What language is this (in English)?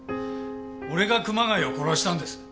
Japanese